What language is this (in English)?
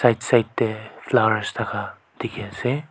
Naga Pidgin